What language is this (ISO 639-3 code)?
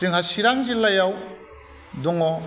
brx